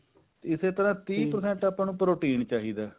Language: Punjabi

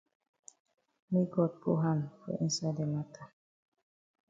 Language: Cameroon Pidgin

